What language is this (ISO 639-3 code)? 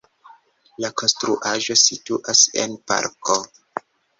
epo